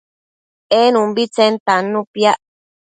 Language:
Matsés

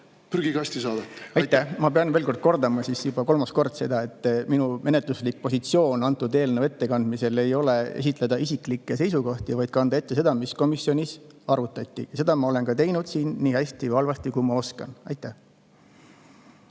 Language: Estonian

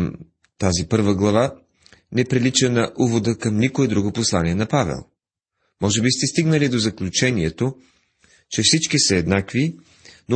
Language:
Bulgarian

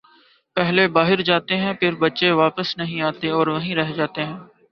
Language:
Urdu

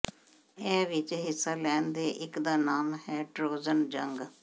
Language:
Punjabi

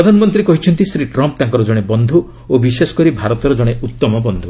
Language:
Odia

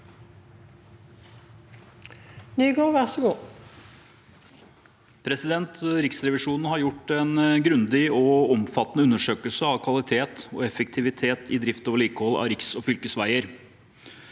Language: Norwegian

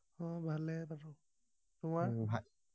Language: Assamese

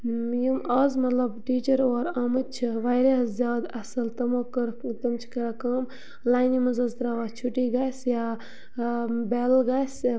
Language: Kashmiri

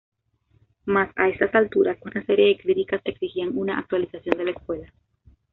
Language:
Spanish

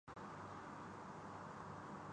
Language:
Urdu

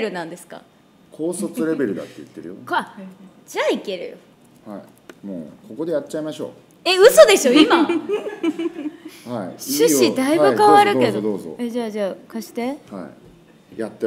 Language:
Japanese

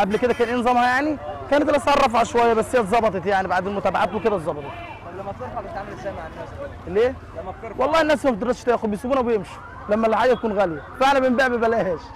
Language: Arabic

